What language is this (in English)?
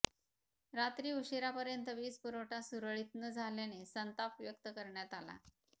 Marathi